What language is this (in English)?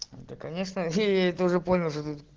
Russian